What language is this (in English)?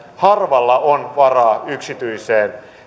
Finnish